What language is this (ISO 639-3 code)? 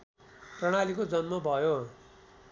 nep